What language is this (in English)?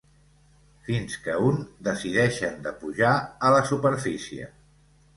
Catalan